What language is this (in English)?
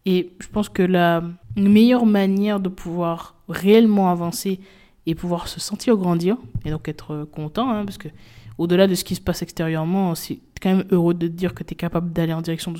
French